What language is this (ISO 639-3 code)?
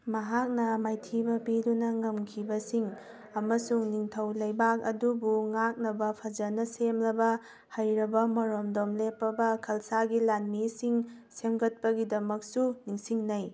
mni